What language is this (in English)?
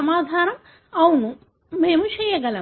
Telugu